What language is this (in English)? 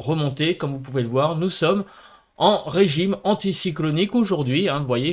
French